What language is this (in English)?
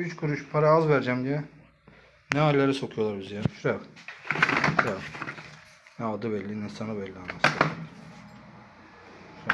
Turkish